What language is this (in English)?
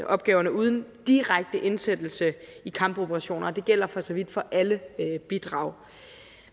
Danish